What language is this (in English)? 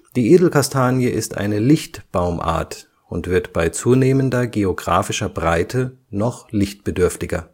German